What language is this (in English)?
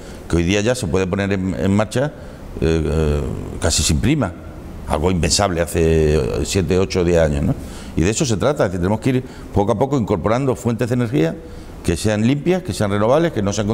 Spanish